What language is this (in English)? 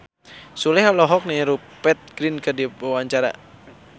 Sundanese